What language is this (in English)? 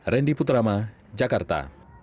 Indonesian